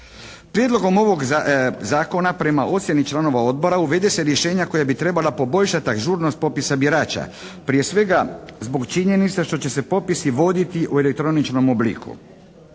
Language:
Croatian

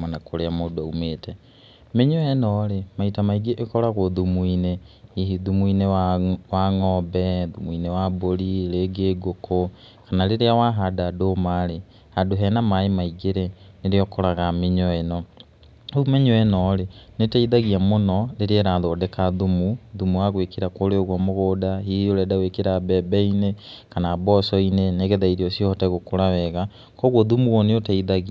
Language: Kikuyu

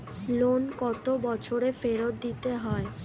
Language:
Bangla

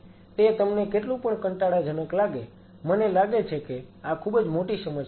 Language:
Gujarati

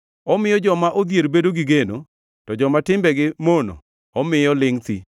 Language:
Luo (Kenya and Tanzania)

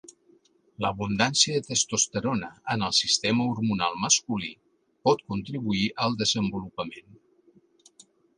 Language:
Catalan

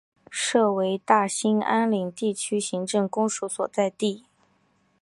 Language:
Chinese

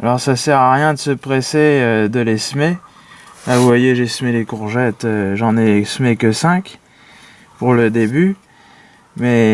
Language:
French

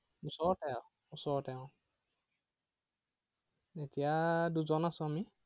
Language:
Assamese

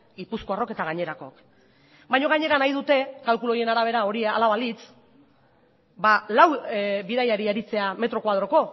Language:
Basque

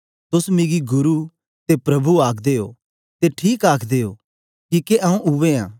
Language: Dogri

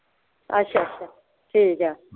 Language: Punjabi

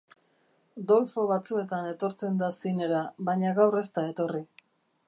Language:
Basque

